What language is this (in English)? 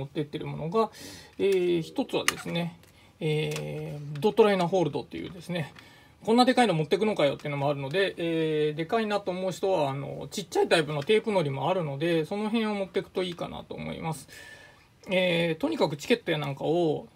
Japanese